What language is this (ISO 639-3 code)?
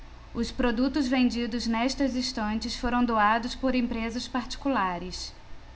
por